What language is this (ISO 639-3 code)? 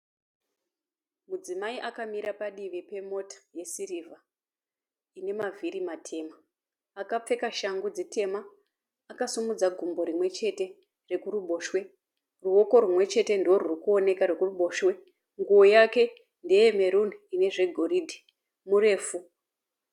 sna